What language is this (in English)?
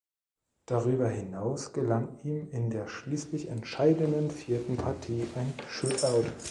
German